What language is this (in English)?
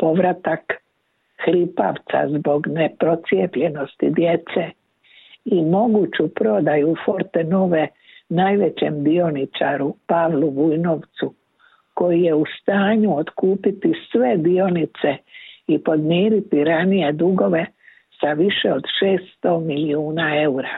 Croatian